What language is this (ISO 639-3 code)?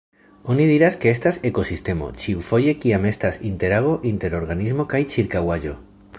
epo